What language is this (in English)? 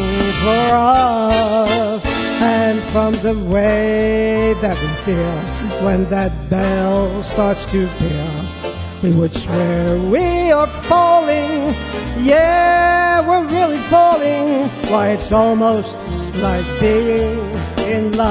English